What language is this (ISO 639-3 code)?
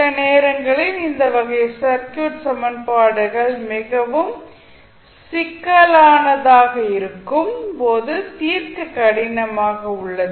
tam